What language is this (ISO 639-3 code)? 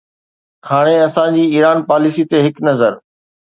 snd